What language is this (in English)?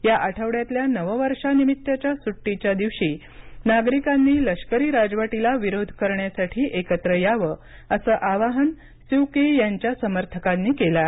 Marathi